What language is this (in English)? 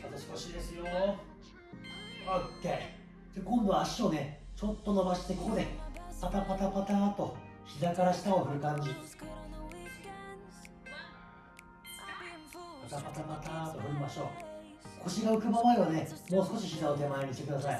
Japanese